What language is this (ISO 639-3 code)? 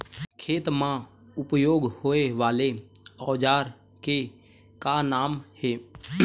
hne